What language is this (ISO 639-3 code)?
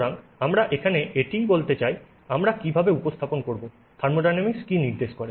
ben